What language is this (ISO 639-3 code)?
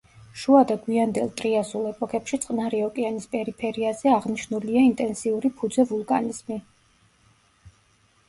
kat